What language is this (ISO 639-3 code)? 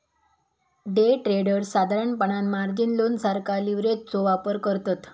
mar